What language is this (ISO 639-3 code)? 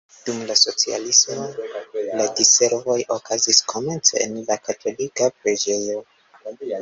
epo